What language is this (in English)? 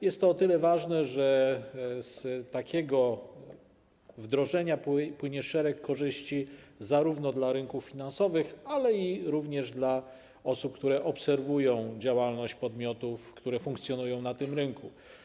Polish